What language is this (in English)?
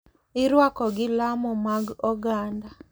Luo (Kenya and Tanzania)